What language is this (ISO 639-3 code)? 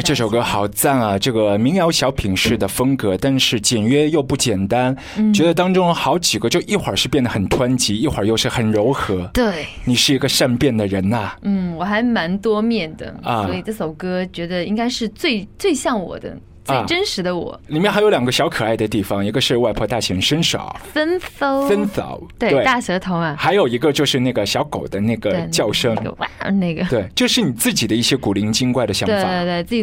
zho